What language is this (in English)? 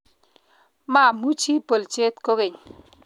Kalenjin